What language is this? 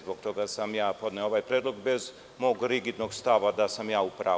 Serbian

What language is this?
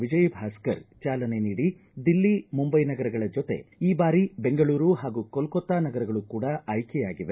Kannada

